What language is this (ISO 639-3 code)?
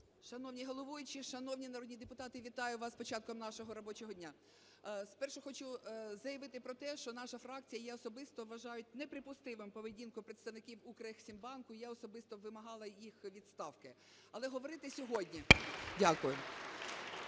ukr